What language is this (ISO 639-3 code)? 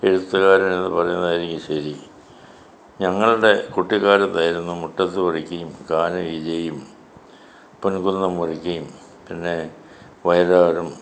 mal